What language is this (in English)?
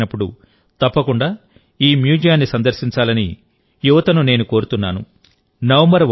Telugu